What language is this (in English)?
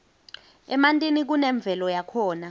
Swati